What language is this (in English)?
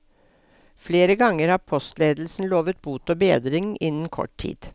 Norwegian